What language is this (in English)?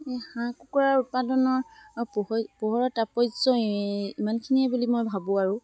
Assamese